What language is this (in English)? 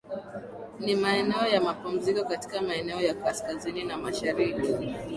Swahili